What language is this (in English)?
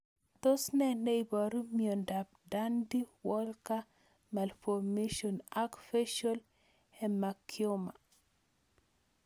Kalenjin